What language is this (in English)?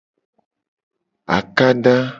Gen